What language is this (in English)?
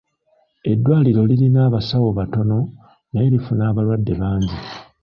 Ganda